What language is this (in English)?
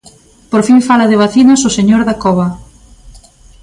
Galician